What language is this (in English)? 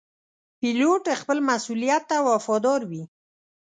Pashto